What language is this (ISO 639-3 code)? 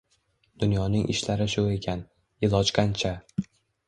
uzb